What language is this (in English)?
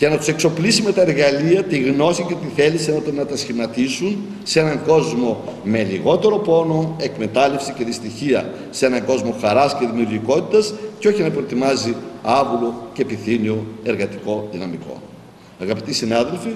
Greek